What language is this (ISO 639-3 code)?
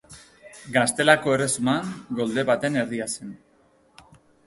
eus